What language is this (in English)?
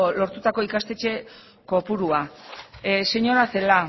Basque